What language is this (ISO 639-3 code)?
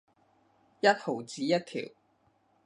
yue